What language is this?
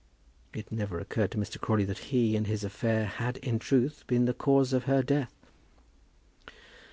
English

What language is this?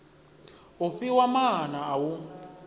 Venda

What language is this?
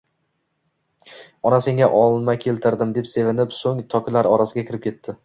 Uzbek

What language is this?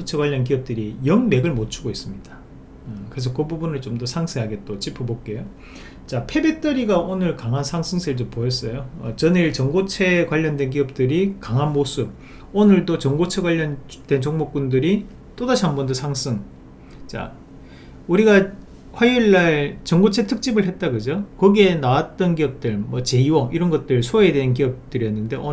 Korean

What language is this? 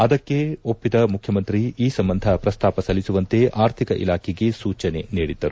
Kannada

